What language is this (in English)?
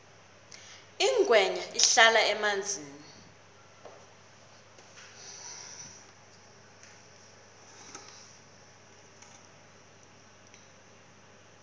South Ndebele